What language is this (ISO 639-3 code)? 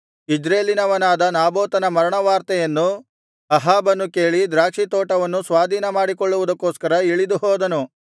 kan